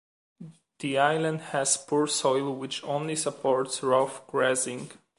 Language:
English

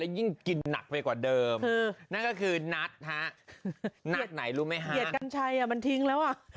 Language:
Thai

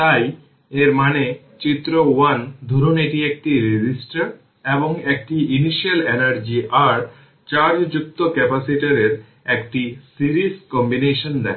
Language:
Bangla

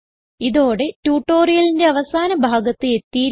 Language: Malayalam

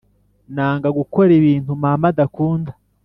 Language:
Kinyarwanda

